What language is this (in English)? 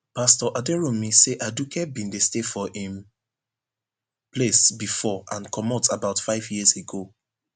Nigerian Pidgin